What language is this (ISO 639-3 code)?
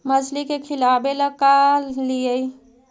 mag